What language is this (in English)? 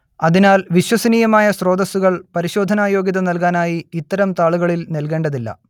Malayalam